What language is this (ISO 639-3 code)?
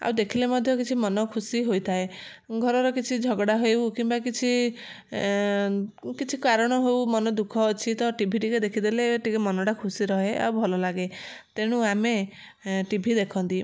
ori